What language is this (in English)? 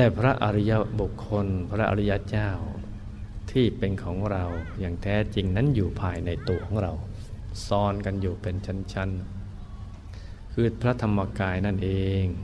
Thai